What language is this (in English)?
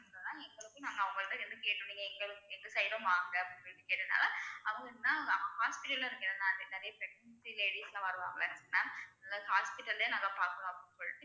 Tamil